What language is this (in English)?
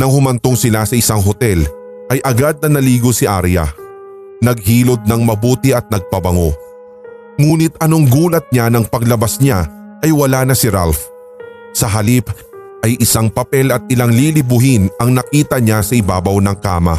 Filipino